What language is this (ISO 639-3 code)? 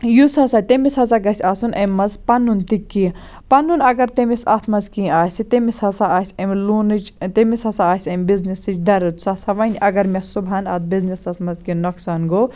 kas